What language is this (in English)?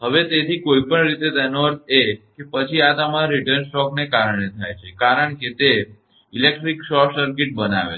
Gujarati